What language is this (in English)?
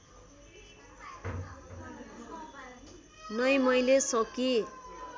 Nepali